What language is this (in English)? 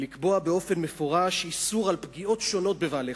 Hebrew